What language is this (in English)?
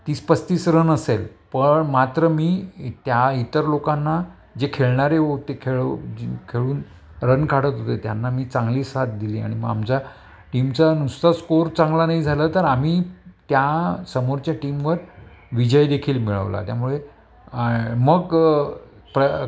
Marathi